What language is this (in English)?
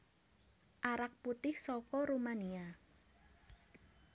Javanese